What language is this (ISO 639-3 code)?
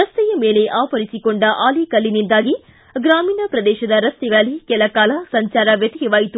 kan